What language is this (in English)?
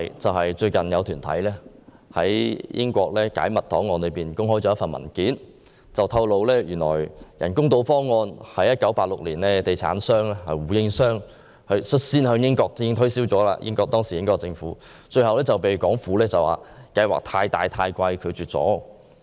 Cantonese